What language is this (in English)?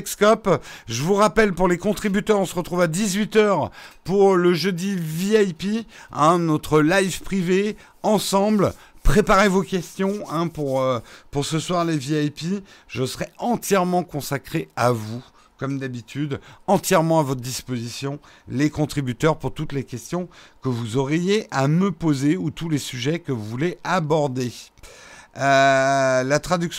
French